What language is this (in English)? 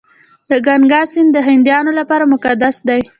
Pashto